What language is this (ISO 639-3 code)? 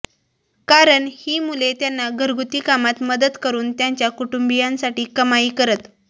mar